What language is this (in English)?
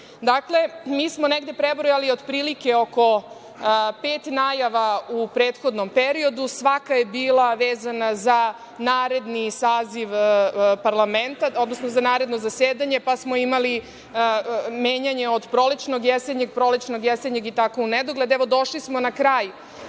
Serbian